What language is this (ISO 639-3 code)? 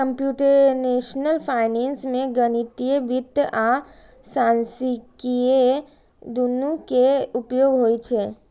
mai